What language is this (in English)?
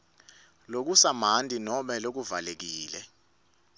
Swati